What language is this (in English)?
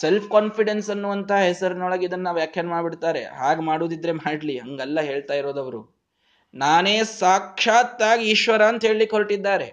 Kannada